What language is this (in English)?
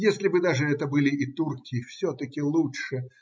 Russian